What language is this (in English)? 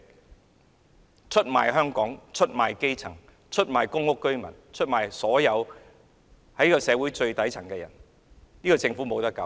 Cantonese